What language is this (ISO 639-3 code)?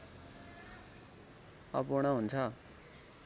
nep